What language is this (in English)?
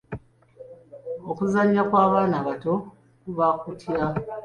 Ganda